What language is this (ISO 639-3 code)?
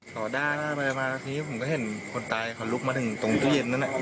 tha